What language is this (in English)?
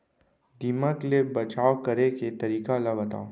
Chhattisgarhi